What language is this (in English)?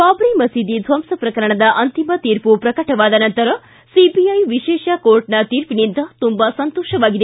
Kannada